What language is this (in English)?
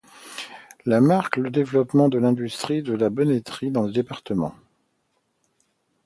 French